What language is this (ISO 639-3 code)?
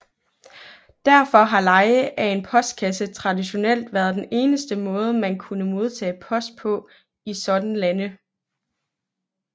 dan